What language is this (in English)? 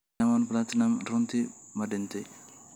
Somali